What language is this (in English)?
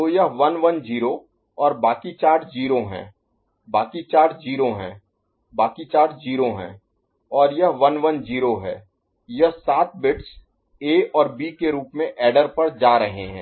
Hindi